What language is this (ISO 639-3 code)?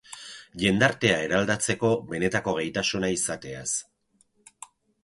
eus